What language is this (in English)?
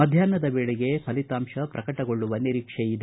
Kannada